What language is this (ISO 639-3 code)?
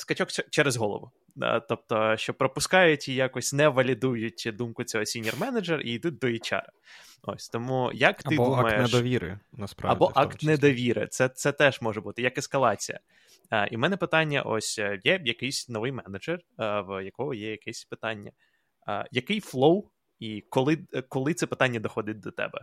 ukr